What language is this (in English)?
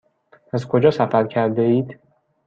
Persian